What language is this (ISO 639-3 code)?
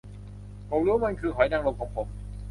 tha